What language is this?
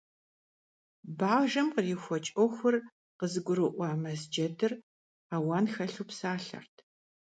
Kabardian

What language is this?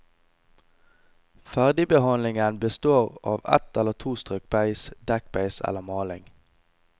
Norwegian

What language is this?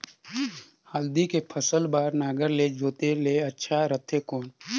Chhattisgarhi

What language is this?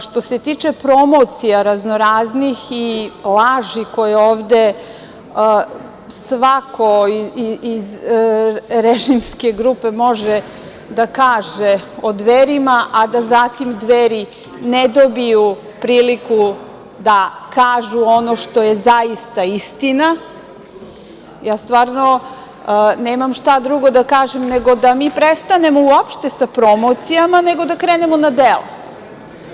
Serbian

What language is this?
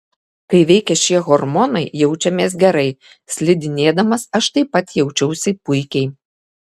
Lithuanian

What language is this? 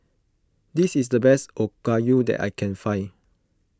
English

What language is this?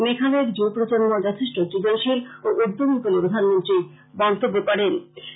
Bangla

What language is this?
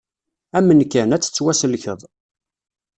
Kabyle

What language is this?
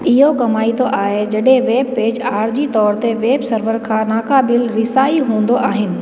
Sindhi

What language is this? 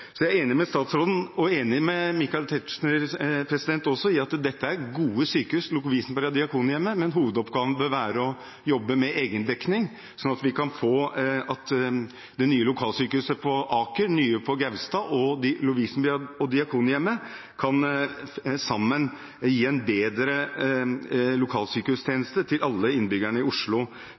Norwegian Bokmål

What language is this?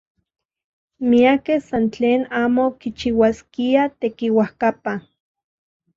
Central Puebla Nahuatl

